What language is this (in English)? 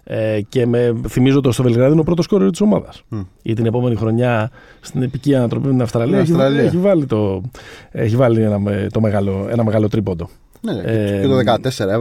Greek